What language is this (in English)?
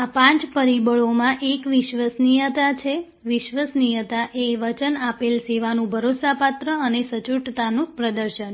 Gujarati